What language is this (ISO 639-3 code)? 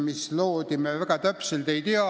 est